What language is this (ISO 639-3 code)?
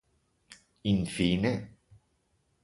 ita